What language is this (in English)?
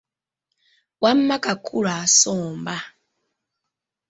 Ganda